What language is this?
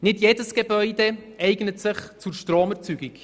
Swiss German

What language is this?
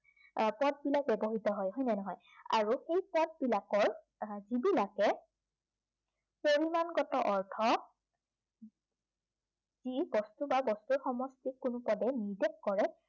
Assamese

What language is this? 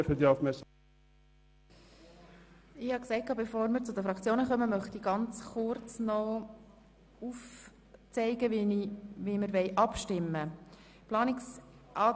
Swiss German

